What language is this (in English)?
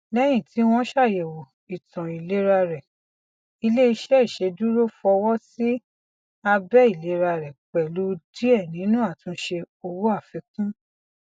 Yoruba